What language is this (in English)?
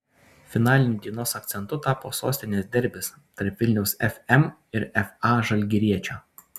Lithuanian